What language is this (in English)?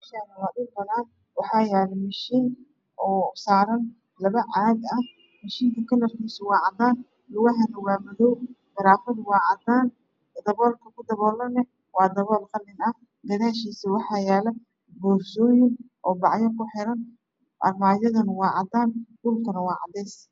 Somali